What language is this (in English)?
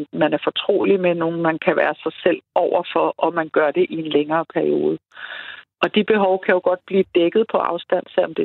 Danish